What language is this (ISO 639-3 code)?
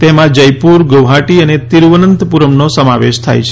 guj